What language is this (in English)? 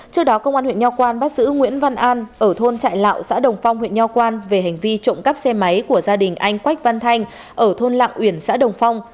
Vietnamese